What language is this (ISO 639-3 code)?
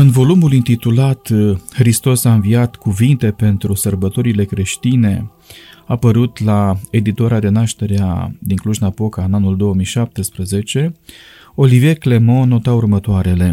ron